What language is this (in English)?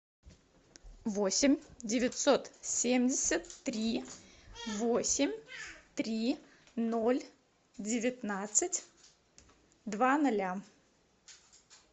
Russian